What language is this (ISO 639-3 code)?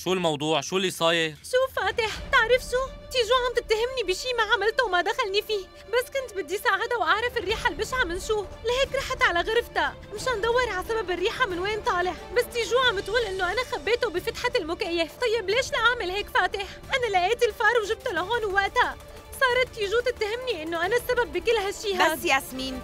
ara